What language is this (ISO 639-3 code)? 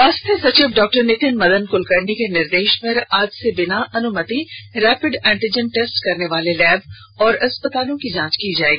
hin